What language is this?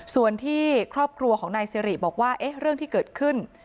Thai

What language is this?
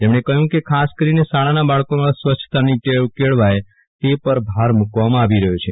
Gujarati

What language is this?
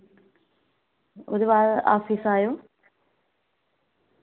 Dogri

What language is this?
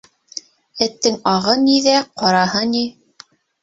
Bashkir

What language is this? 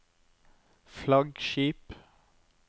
Norwegian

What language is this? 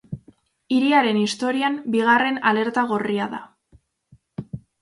Basque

